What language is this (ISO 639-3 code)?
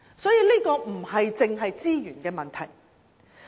yue